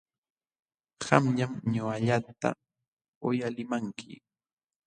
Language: Jauja Wanca Quechua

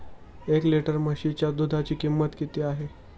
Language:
Marathi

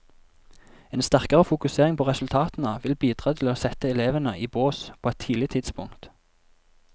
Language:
Norwegian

